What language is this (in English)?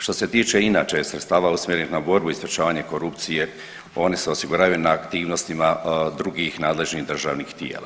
Croatian